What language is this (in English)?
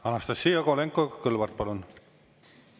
Estonian